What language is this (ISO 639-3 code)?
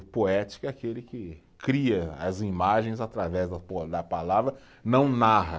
por